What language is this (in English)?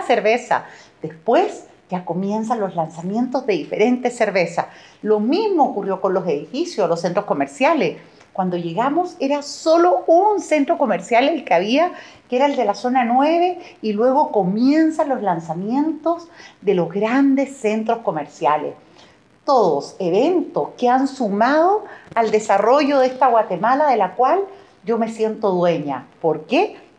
Spanish